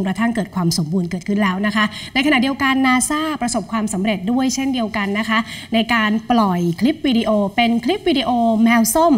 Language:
Thai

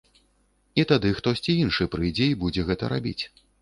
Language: Belarusian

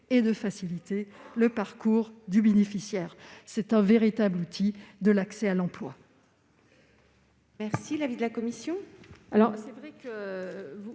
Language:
French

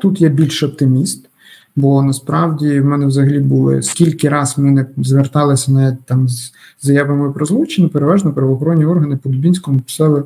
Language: Ukrainian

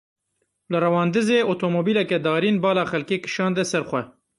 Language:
Kurdish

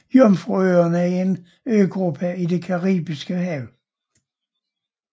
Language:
Danish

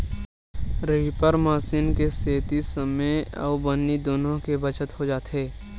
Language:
Chhattisgarhi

